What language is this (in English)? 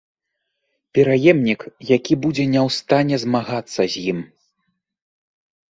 Belarusian